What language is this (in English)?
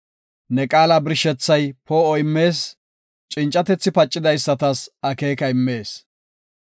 Gofa